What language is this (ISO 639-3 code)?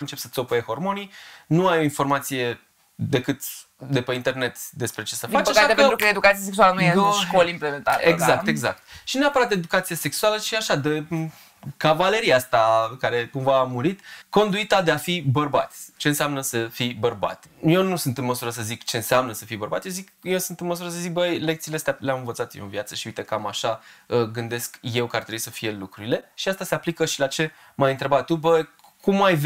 ron